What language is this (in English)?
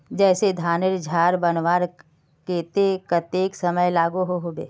Magahi